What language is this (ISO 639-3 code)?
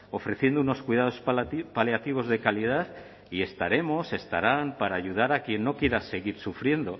spa